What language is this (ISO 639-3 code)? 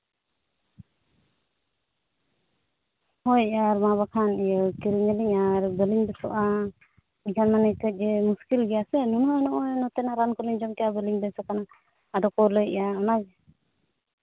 sat